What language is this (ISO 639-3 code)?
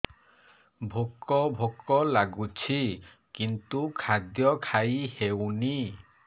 ori